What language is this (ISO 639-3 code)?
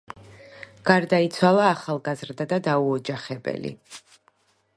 kat